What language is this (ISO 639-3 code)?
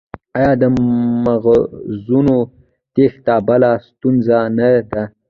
pus